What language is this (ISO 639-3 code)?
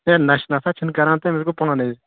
kas